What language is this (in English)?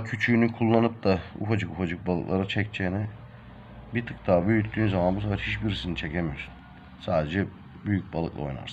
Turkish